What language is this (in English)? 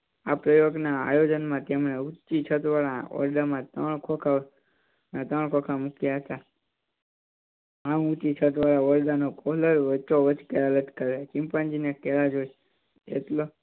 Gujarati